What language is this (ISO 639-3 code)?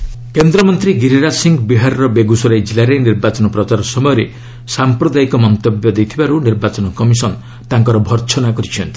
ori